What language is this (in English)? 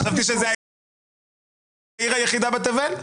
Hebrew